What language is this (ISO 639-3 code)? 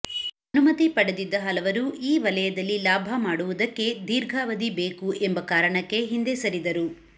kan